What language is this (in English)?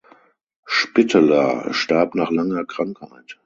German